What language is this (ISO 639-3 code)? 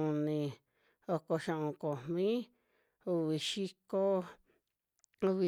jmx